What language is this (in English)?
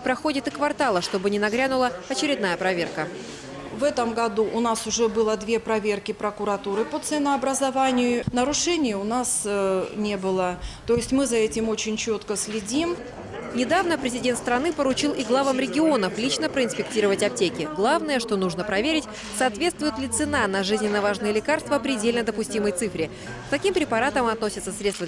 Russian